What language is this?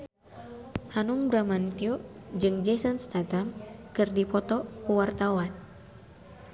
Sundanese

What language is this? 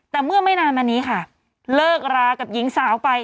Thai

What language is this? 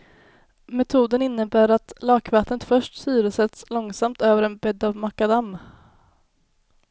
Swedish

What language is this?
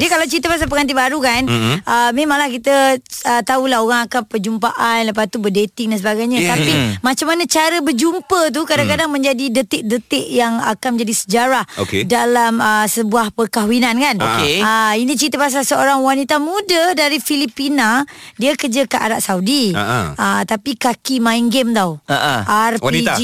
Malay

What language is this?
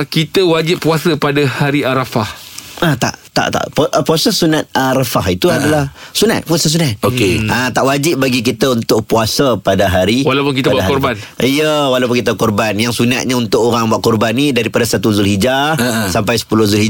Malay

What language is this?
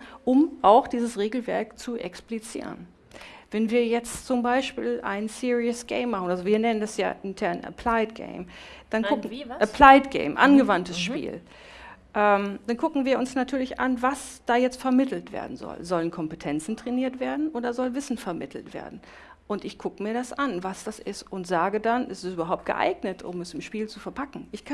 German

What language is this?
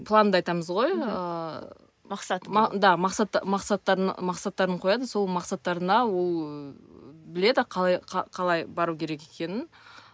Kazakh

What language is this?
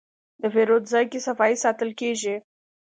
Pashto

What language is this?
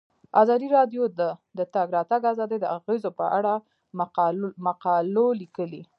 Pashto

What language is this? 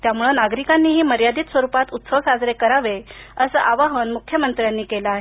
Marathi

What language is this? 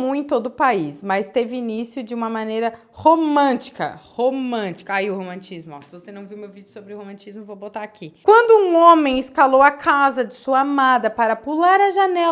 Portuguese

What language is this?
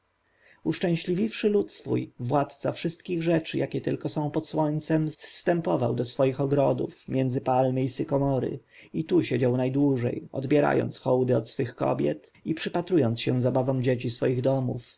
Polish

